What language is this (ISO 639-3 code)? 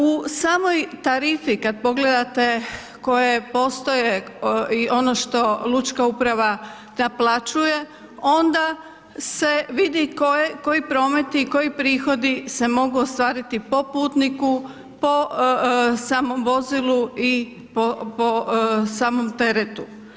hrv